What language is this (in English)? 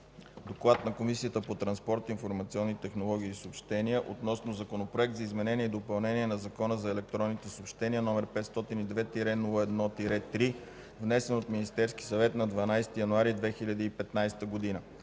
Bulgarian